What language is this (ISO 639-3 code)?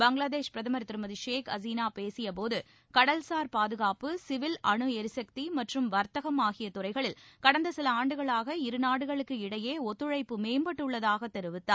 tam